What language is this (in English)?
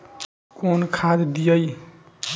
Bhojpuri